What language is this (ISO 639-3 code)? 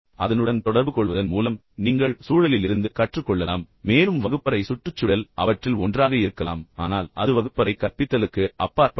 tam